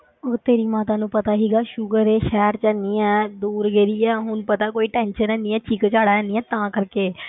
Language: Punjabi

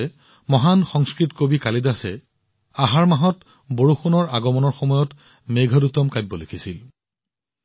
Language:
Assamese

